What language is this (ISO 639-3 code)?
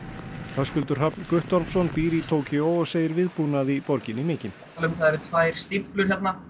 isl